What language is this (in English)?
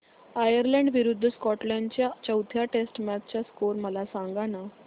Marathi